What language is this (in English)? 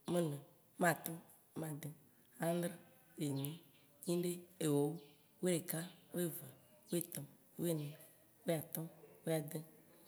Waci Gbe